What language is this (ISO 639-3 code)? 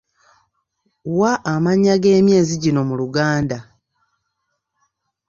lug